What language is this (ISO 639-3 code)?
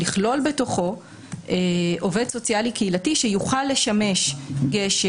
heb